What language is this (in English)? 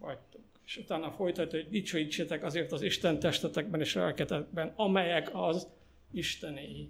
Hungarian